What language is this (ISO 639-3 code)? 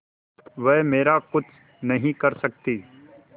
hin